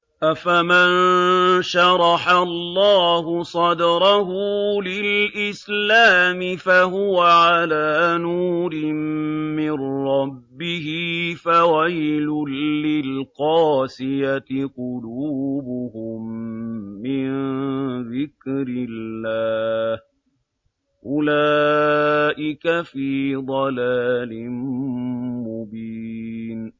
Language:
Arabic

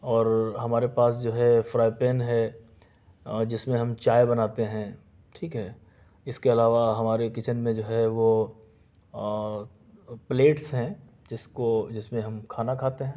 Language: Urdu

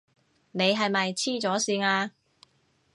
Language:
Cantonese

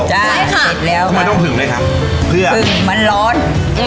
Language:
Thai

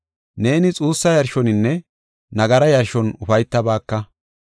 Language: Gofa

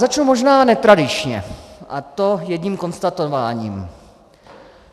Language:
Czech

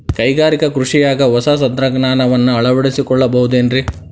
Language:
Kannada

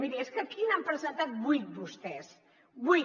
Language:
Catalan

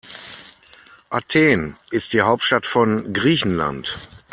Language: German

